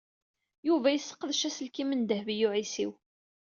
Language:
Kabyle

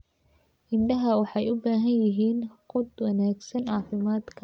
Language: Somali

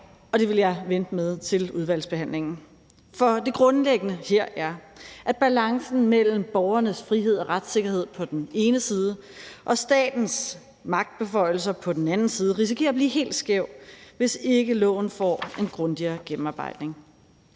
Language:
Danish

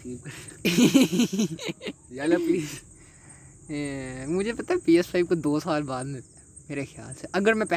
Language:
Urdu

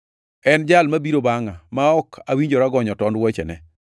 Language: Luo (Kenya and Tanzania)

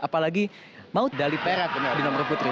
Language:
Indonesian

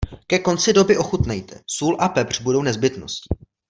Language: Czech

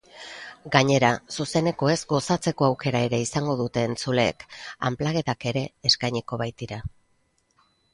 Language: Basque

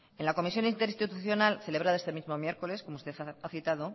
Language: Spanish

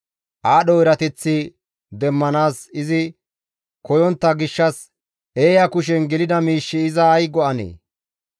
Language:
Gamo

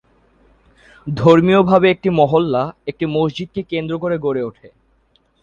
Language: Bangla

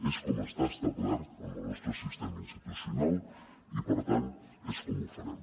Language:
Catalan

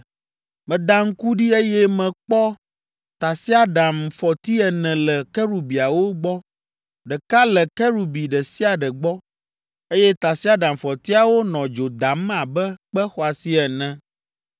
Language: Ewe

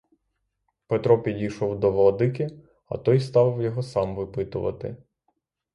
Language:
Ukrainian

